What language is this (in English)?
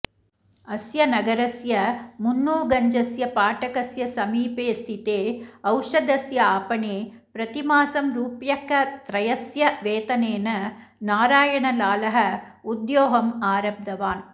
Sanskrit